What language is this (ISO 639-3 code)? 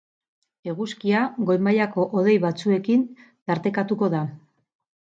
eus